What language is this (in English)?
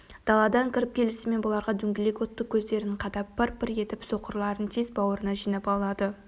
Kazakh